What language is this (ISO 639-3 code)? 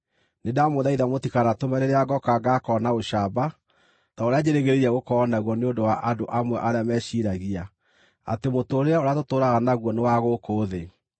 kik